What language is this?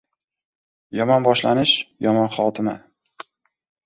Uzbek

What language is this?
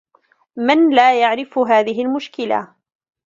Arabic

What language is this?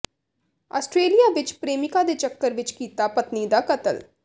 Punjabi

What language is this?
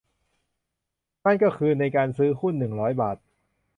Thai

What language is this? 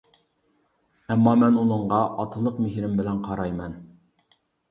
Uyghur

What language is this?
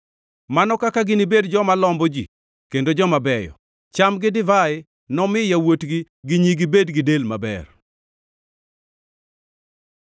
Luo (Kenya and Tanzania)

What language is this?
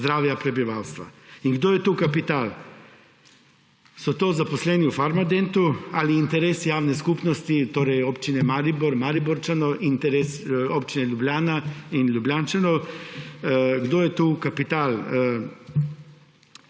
Slovenian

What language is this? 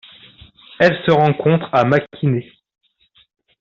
French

